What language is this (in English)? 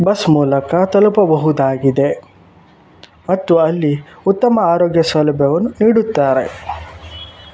Kannada